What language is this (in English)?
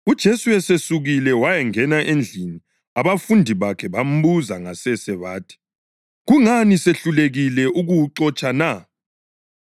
North Ndebele